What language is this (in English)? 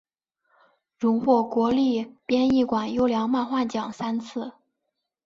Chinese